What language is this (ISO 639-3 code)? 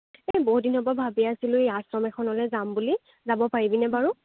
asm